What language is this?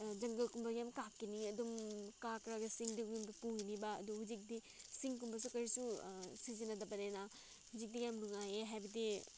Manipuri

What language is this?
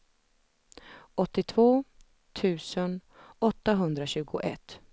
Swedish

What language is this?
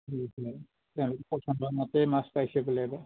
Assamese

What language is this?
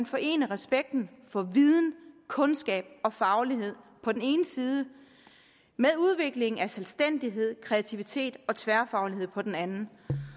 Danish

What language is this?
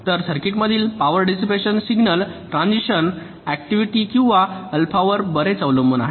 Marathi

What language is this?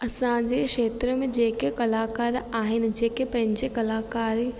Sindhi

